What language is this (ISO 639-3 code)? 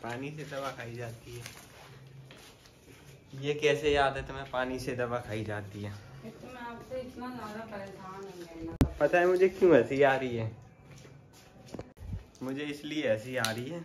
hin